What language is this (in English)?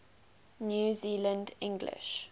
English